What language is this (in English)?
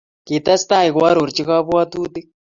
Kalenjin